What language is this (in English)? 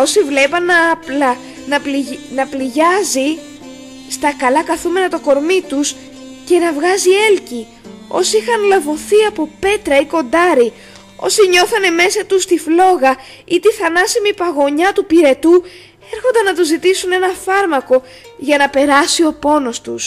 Greek